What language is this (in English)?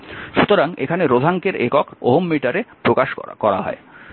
Bangla